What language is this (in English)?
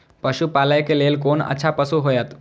Maithili